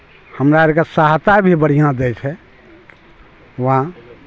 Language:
Maithili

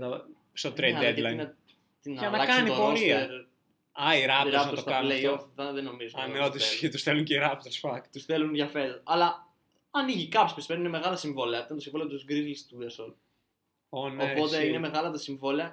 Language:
Greek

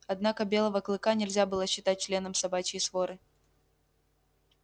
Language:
Russian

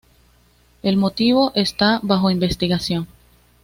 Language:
Spanish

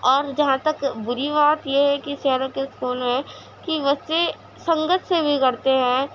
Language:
Urdu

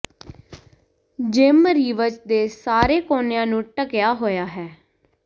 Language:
Punjabi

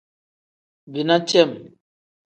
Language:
Tem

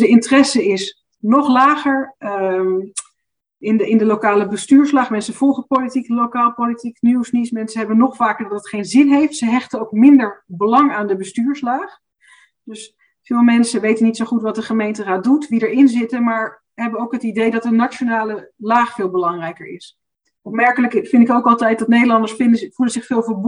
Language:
Dutch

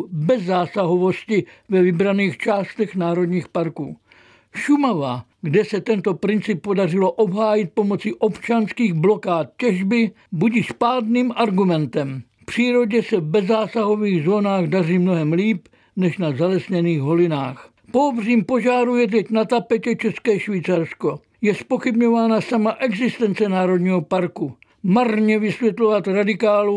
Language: Czech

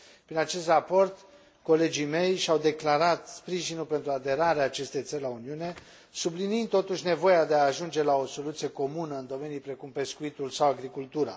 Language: Romanian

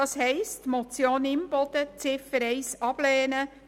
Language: Swiss German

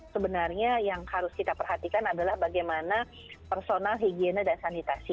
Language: Indonesian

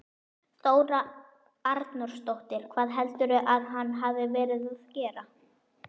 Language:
Icelandic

